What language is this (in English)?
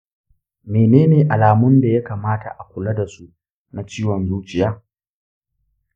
Hausa